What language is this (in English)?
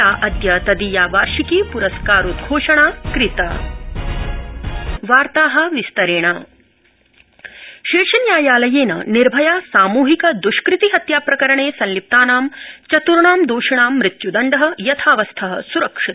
Sanskrit